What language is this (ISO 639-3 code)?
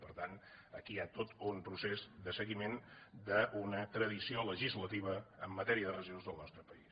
cat